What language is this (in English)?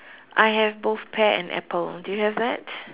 English